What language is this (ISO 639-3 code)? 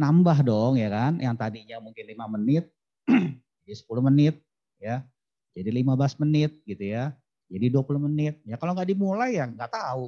ind